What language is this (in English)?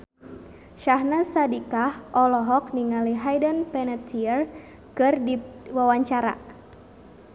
Sundanese